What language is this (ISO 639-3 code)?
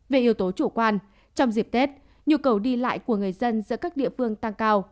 vie